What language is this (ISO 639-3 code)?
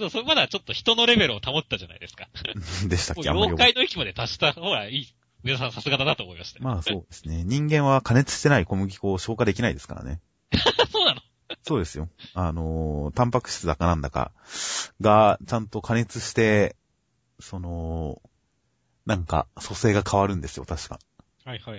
jpn